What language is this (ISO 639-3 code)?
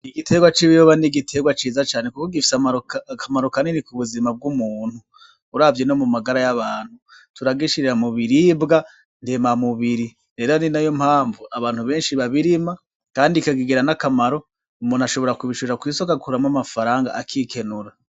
run